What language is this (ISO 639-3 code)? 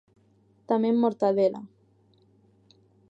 glg